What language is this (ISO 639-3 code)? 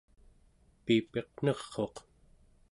esu